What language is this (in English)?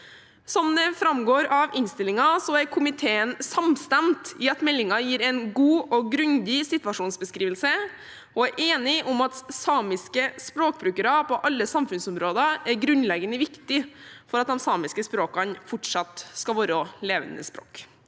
Norwegian